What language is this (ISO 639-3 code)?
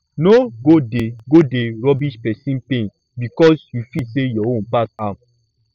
pcm